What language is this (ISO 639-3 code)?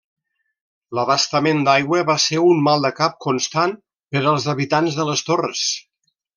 cat